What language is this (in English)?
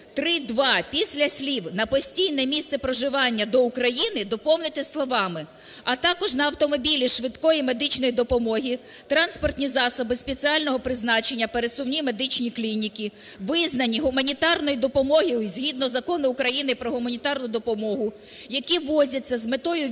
Ukrainian